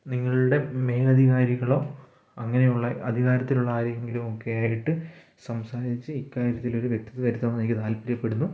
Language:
Malayalam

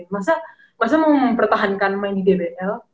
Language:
Indonesian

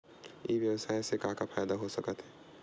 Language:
Chhattisgarhi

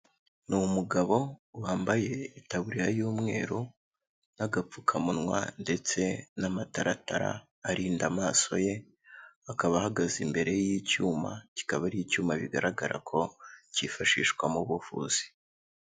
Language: Kinyarwanda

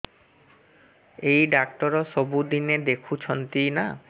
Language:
Odia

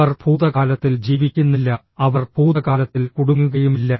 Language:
Malayalam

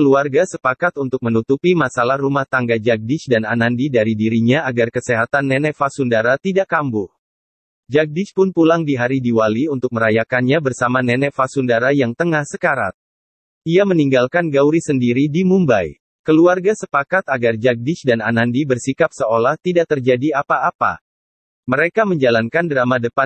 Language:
Indonesian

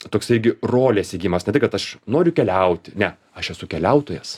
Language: Lithuanian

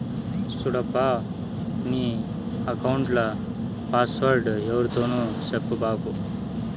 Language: Telugu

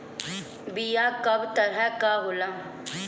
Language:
Bhojpuri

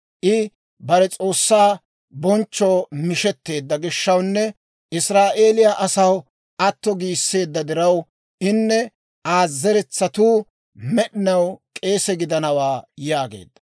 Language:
Dawro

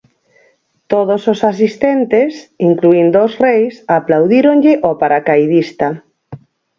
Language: Galician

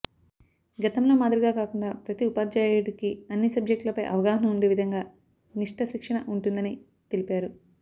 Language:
Telugu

